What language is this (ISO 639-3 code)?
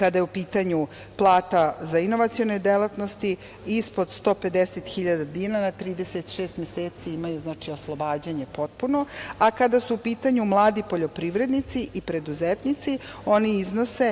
srp